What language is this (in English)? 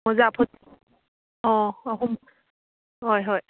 Manipuri